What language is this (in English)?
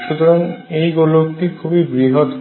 Bangla